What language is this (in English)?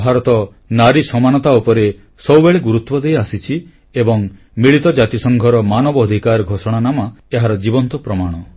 Odia